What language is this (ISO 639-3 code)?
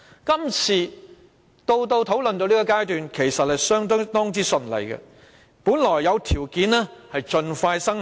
yue